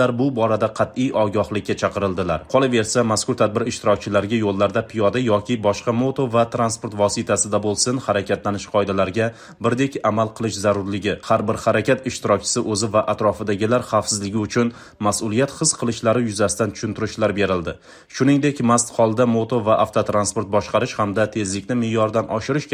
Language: Turkish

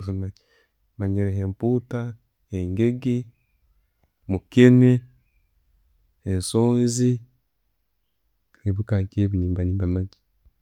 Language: Tooro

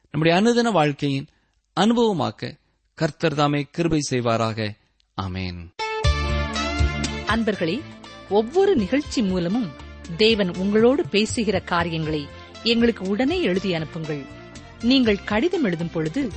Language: Tamil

